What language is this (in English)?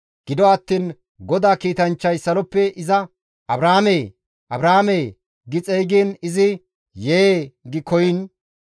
Gamo